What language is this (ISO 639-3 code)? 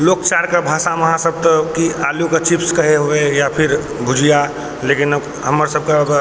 mai